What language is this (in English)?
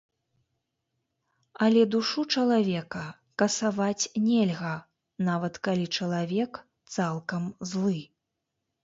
Belarusian